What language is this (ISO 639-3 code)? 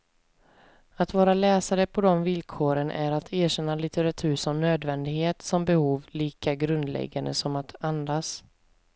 swe